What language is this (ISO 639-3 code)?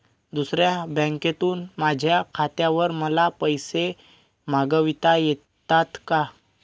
mar